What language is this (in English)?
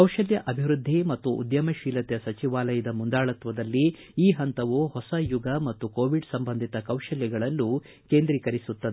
Kannada